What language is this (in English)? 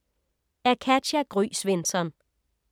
Danish